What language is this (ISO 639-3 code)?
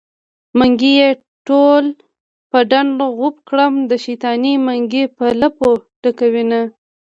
pus